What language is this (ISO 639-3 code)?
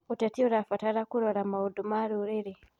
kik